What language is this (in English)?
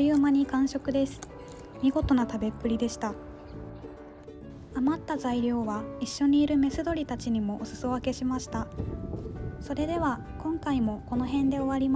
Japanese